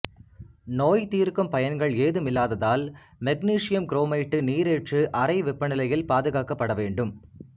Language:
Tamil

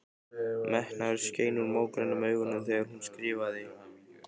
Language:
Icelandic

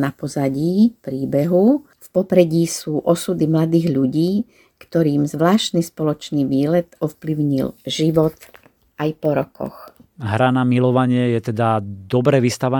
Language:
Slovak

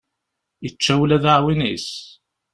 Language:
Kabyle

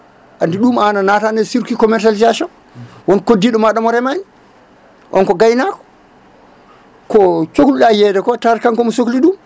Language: Fula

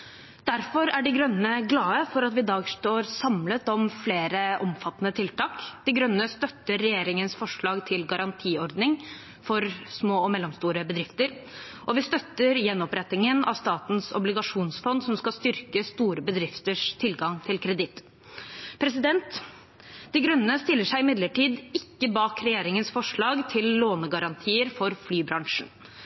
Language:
Norwegian Bokmål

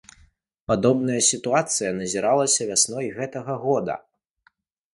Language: Belarusian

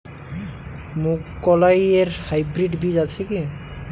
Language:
Bangla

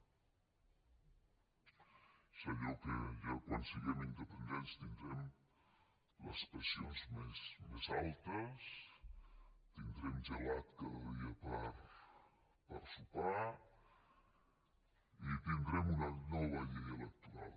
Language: Catalan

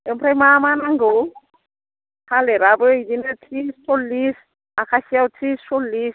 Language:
Bodo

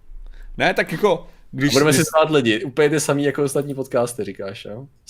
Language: Czech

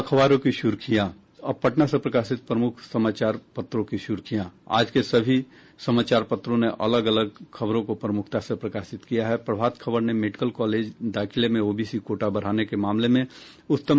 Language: Hindi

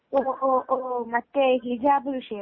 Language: Malayalam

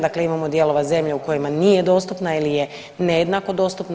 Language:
Croatian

